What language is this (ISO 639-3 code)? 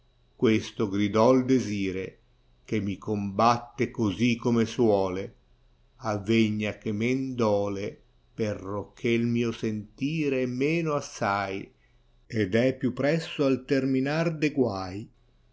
ita